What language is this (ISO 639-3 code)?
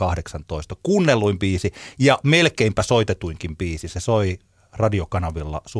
fin